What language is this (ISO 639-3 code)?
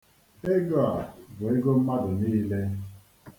ibo